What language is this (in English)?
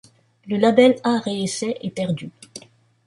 French